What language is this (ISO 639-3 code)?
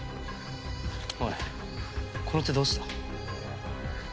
jpn